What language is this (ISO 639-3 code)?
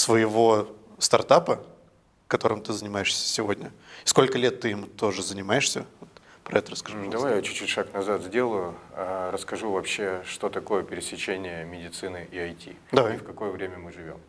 rus